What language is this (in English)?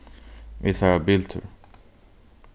Faroese